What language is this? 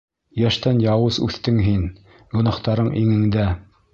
Bashkir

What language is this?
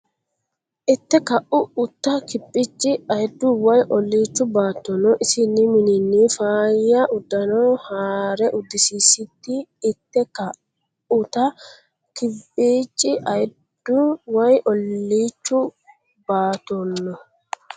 Sidamo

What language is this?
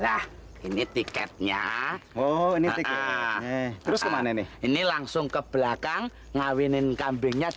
Indonesian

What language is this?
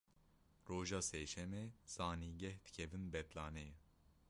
Kurdish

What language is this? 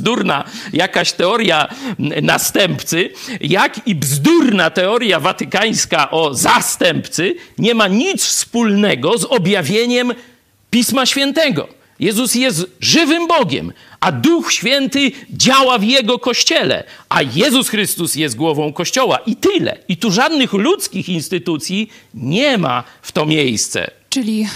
Polish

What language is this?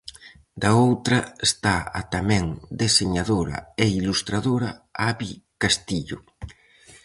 Galician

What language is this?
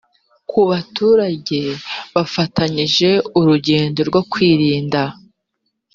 Kinyarwanda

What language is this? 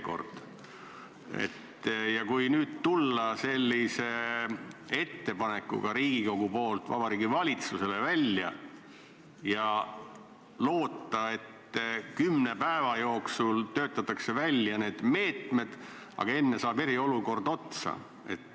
Estonian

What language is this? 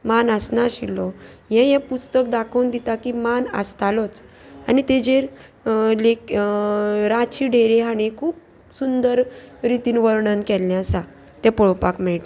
Konkani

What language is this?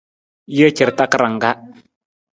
Nawdm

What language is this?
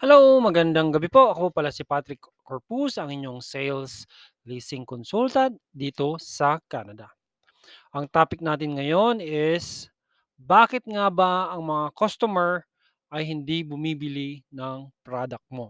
Filipino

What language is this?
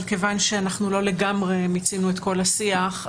Hebrew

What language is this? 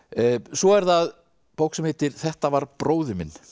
Icelandic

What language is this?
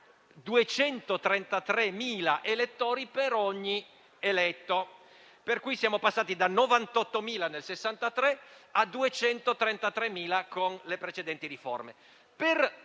Italian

